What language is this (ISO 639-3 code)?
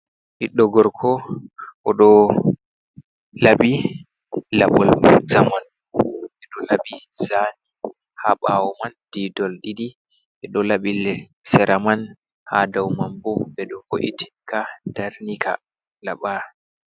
ful